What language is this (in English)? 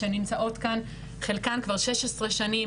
Hebrew